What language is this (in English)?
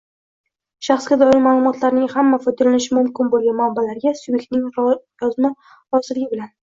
Uzbek